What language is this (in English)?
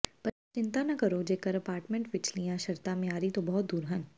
Punjabi